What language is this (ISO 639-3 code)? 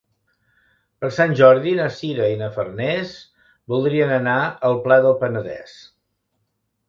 cat